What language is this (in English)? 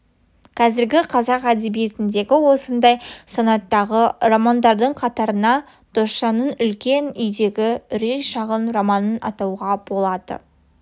Kazakh